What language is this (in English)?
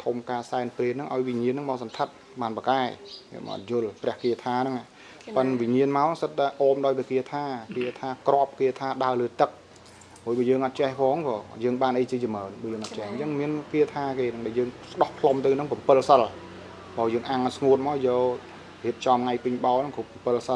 Vietnamese